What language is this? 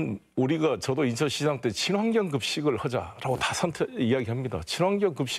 Korean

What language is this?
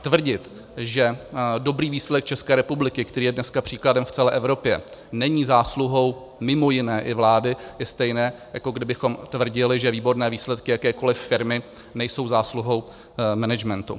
Czech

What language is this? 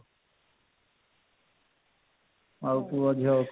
Odia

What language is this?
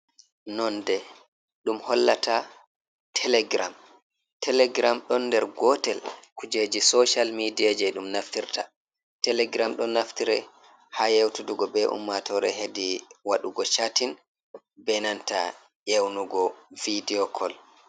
Fula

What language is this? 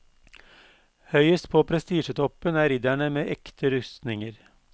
Norwegian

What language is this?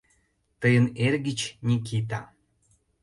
Mari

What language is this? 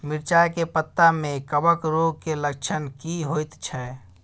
Maithili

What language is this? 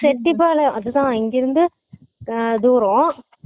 Tamil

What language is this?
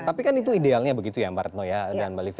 Indonesian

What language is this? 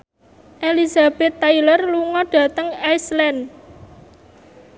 Javanese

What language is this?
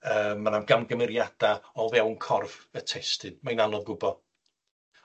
Welsh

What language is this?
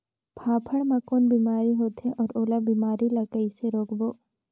Chhattisgarhi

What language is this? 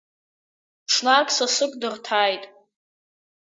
Abkhazian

